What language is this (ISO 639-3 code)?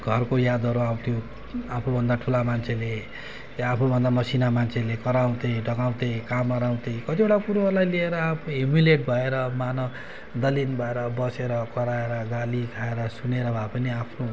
nep